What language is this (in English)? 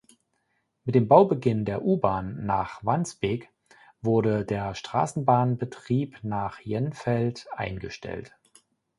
German